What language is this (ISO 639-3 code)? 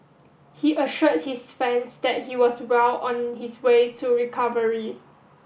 eng